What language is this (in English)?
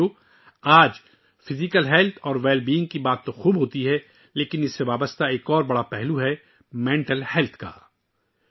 Urdu